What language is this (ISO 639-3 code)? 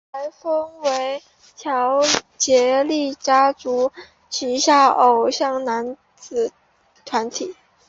zho